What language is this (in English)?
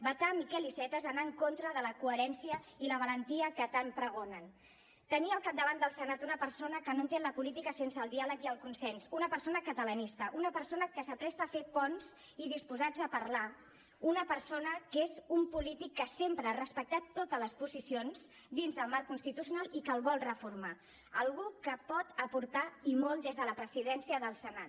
Catalan